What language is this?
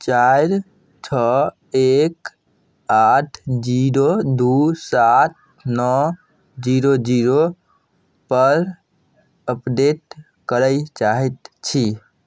Maithili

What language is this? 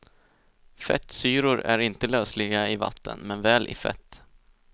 Swedish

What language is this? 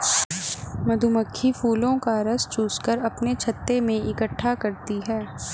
Hindi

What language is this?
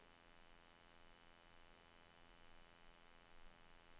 Norwegian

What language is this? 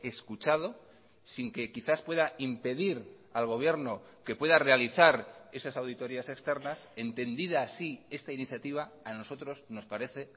Spanish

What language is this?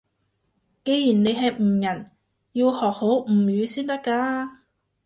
Cantonese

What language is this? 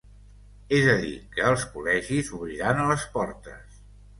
Catalan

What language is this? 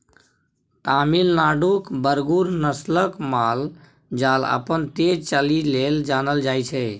Maithili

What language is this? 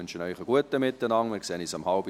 Swiss German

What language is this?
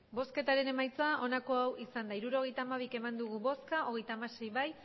Basque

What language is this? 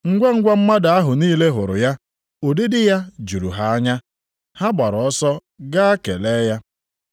Igbo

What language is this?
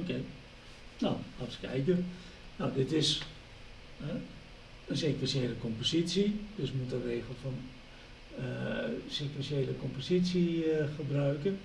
Dutch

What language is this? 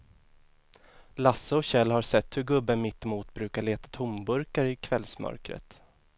Swedish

